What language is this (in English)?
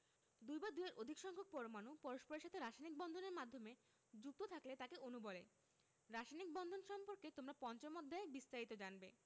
Bangla